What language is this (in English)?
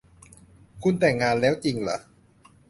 Thai